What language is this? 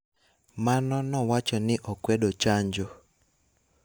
Luo (Kenya and Tanzania)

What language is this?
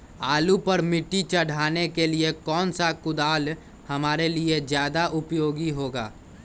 Magahi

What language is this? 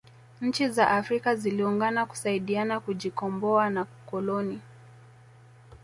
Swahili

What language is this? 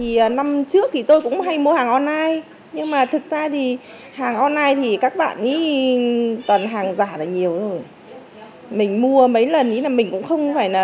Vietnamese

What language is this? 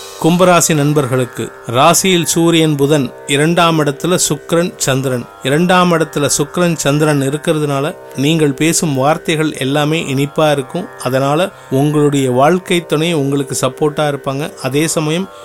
Tamil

